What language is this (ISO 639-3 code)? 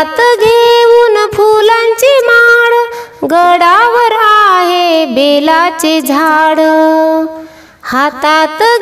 hin